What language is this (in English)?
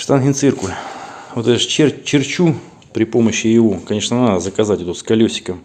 Russian